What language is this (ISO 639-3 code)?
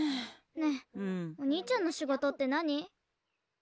jpn